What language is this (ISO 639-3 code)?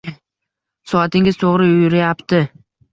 uzb